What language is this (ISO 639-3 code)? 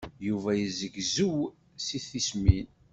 kab